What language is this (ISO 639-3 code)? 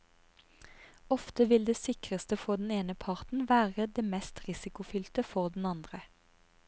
nor